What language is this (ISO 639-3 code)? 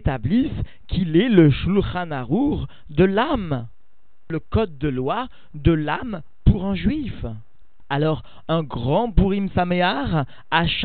fra